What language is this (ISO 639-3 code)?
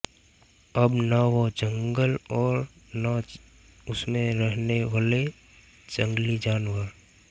hin